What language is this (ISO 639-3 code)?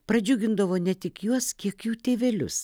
lit